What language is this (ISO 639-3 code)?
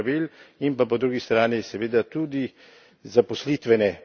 slv